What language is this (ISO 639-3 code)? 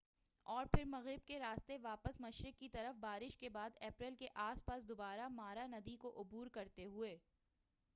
urd